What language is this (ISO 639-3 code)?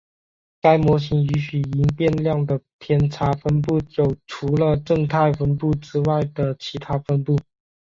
zho